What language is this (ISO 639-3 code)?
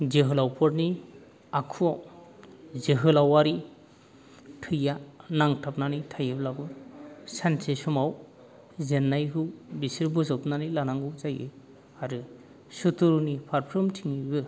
brx